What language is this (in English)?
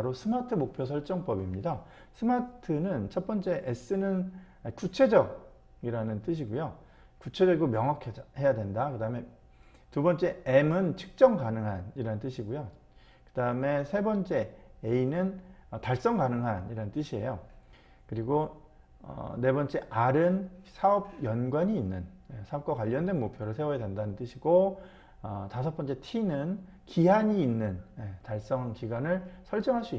Korean